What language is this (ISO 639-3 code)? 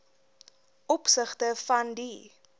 afr